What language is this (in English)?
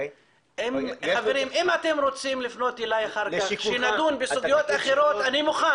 Hebrew